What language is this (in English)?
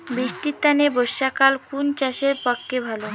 Bangla